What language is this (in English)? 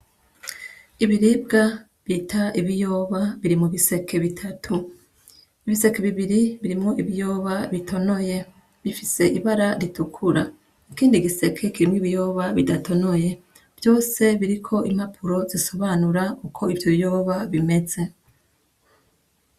Rundi